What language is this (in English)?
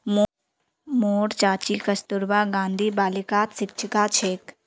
Magahi